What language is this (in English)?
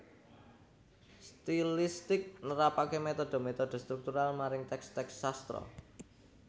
Javanese